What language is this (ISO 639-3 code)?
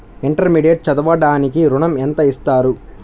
tel